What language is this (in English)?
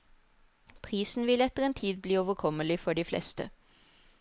Norwegian